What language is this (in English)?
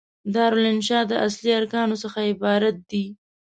Pashto